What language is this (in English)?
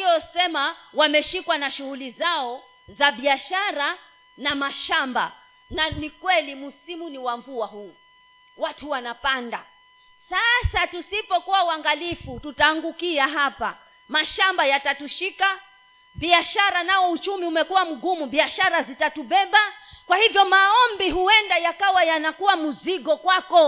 Swahili